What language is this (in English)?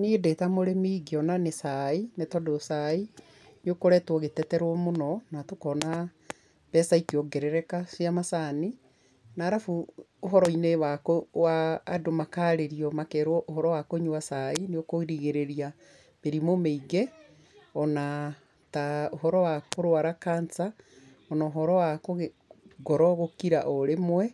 Kikuyu